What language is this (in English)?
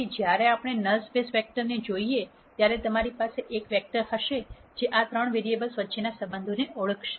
Gujarati